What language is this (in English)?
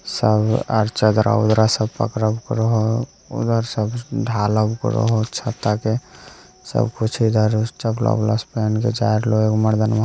Magahi